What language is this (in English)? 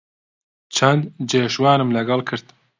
Central Kurdish